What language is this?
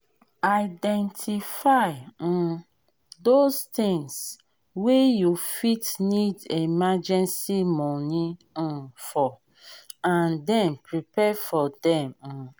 Nigerian Pidgin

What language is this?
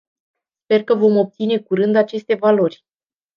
Romanian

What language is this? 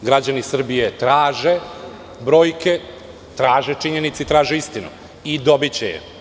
Serbian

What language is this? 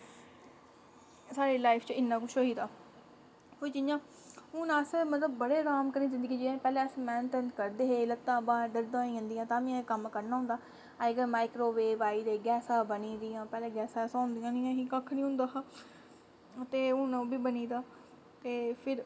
Dogri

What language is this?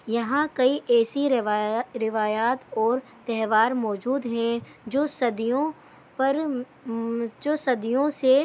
Urdu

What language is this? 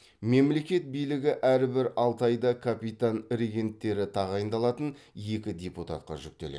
Kazakh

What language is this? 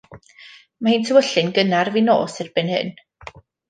Welsh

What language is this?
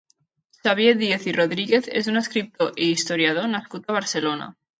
Catalan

